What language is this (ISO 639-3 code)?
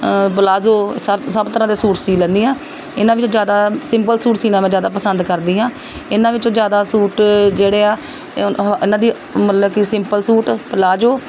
pan